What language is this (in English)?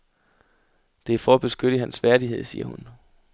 Danish